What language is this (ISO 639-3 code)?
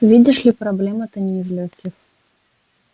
rus